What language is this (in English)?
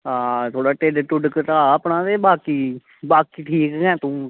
Dogri